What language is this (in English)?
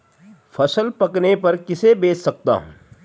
Hindi